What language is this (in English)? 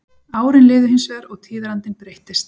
Icelandic